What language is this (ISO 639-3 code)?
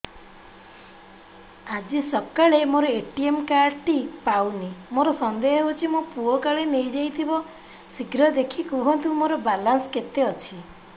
ori